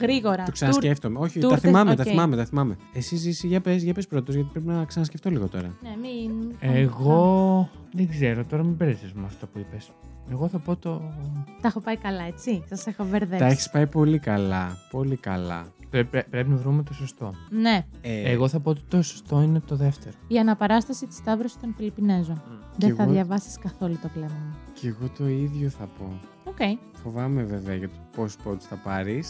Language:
Greek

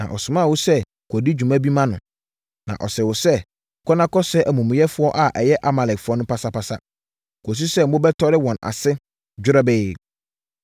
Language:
Akan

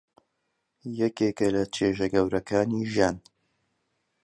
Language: Central Kurdish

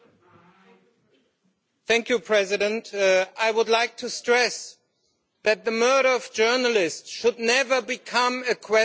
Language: English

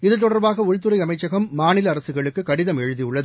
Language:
Tamil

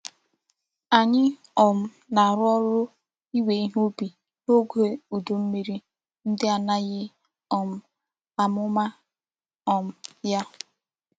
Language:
Igbo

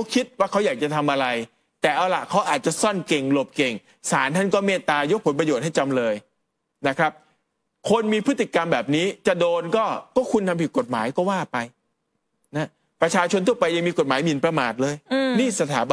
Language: Thai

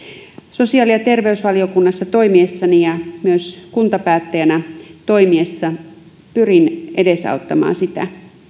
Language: Finnish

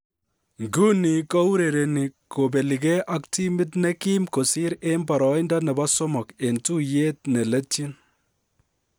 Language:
Kalenjin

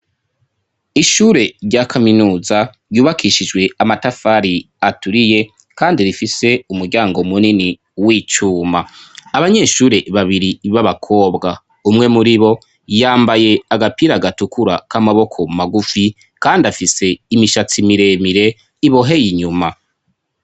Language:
Rundi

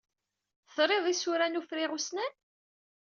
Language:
Kabyle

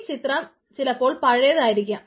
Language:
Malayalam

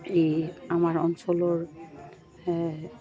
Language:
Assamese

